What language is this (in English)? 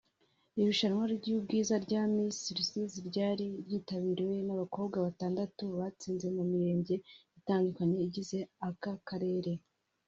Kinyarwanda